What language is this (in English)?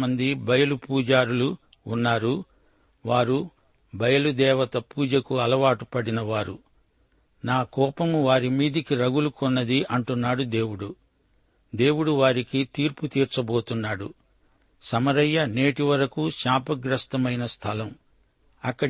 Telugu